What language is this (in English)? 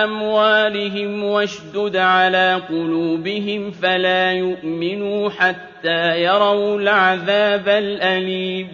Arabic